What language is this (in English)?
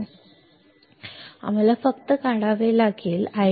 Marathi